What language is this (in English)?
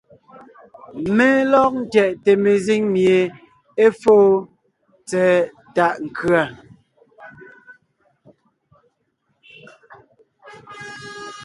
Ngiemboon